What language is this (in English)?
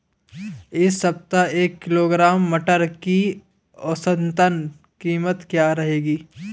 Hindi